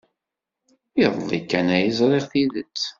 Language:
Kabyle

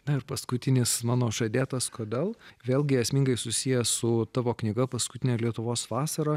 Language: Lithuanian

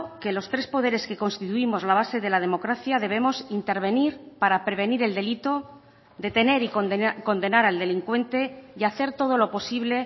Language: Spanish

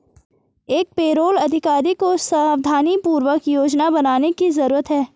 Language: Hindi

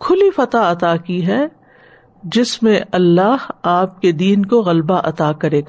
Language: Urdu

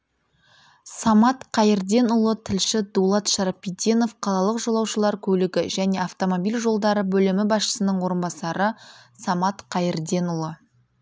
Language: Kazakh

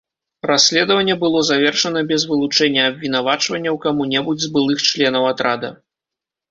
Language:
Belarusian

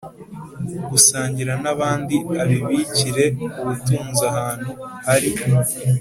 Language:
Kinyarwanda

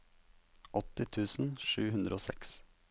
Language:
Norwegian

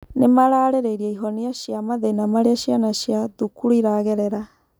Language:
Kikuyu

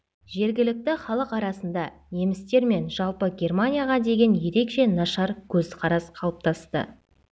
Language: Kazakh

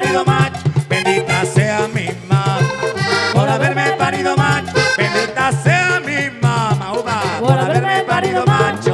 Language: Spanish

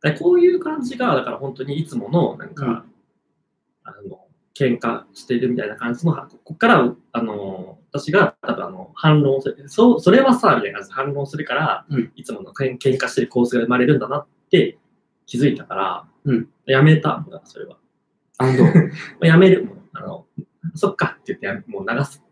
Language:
Japanese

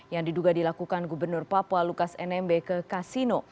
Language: Indonesian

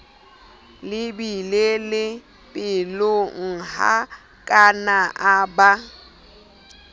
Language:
Southern Sotho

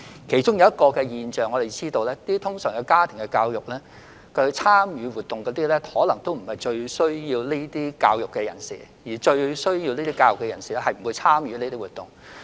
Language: Cantonese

